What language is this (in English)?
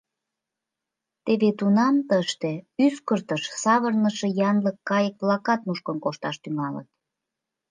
Mari